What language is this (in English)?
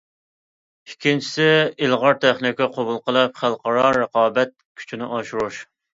Uyghur